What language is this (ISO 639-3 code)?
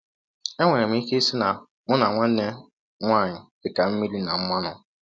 ibo